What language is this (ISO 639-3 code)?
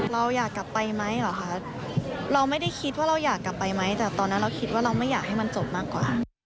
tha